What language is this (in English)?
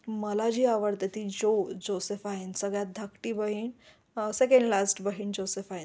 Marathi